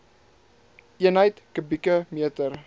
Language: Afrikaans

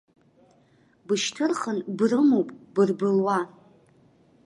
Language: Abkhazian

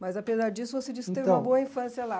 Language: Portuguese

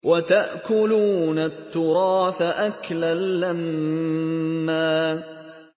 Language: Arabic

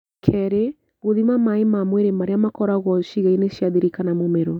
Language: Kikuyu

